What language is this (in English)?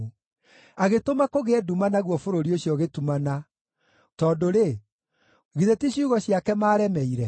Kikuyu